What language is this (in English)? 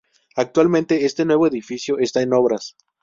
Spanish